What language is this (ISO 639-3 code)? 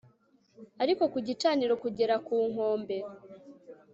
kin